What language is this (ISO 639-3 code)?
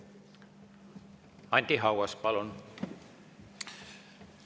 est